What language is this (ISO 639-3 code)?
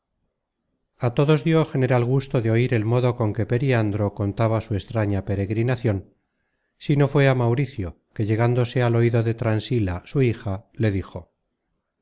spa